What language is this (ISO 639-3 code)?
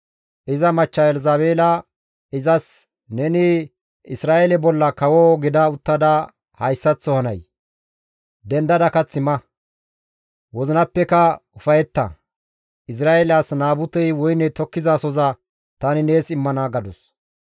gmv